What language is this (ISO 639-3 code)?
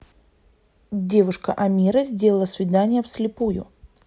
rus